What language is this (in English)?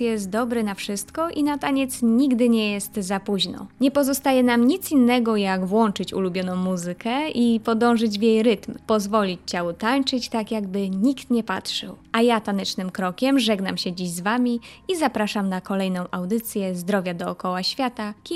Polish